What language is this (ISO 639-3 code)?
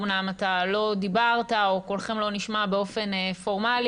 heb